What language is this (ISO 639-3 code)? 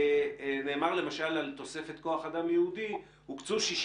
heb